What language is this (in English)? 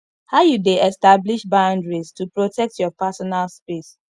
Nigerian Pidgin